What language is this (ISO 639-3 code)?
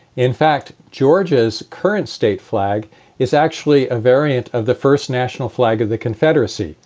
eng